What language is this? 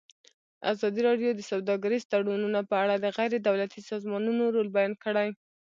Pashto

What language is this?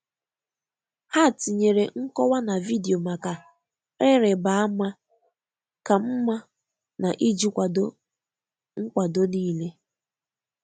Igbo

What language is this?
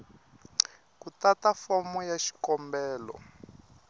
Tsonga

